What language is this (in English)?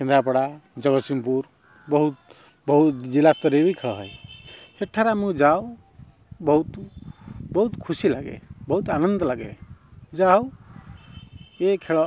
Odia